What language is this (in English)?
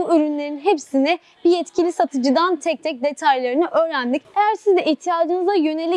Turkish